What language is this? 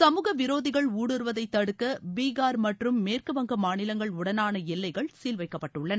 Tamil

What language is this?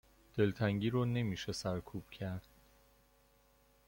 Persian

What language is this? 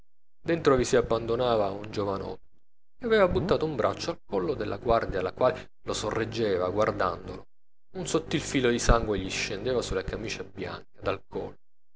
Italian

